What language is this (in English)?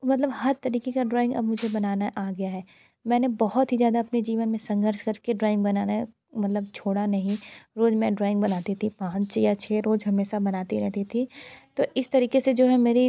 Hindi